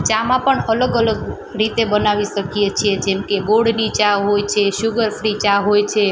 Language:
Gujarati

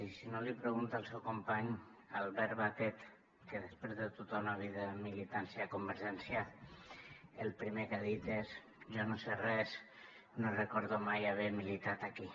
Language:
Catalan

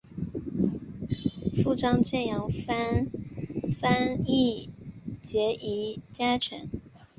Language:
Chinese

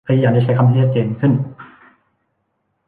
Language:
Thai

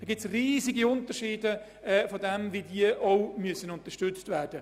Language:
Swiss German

